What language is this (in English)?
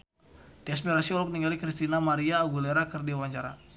Sundanese